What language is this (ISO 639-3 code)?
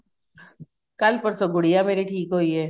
pan